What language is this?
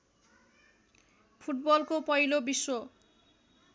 Nepali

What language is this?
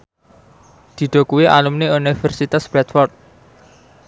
Javanese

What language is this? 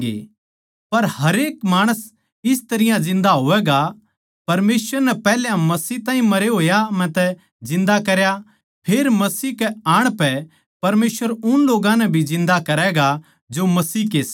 Haryanvi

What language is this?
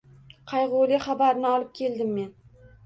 Uzbek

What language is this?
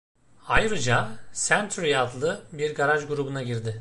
Turkish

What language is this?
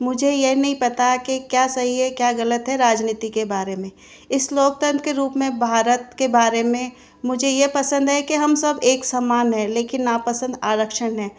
Hindi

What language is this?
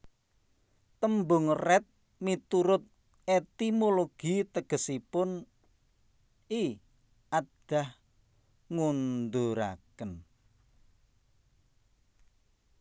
Javanese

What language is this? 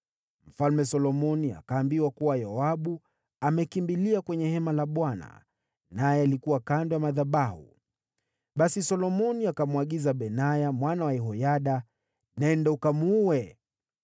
Swahili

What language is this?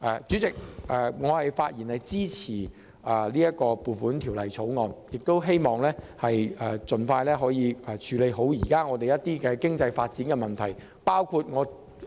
Cantonese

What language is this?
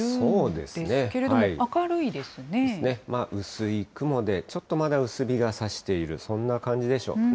Japanese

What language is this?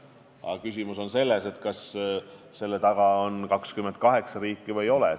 Estonian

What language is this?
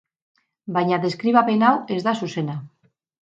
Basque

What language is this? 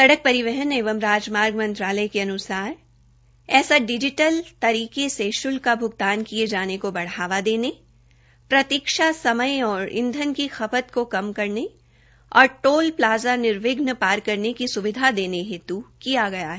Hindi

